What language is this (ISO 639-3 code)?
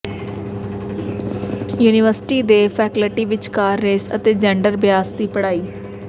pan